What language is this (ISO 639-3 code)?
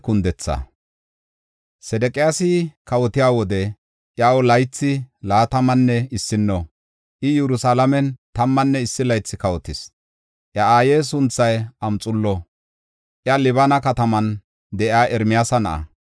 gof